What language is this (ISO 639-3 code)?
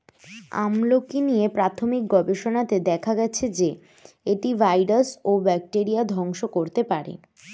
ben